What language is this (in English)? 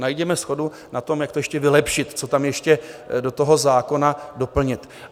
Czech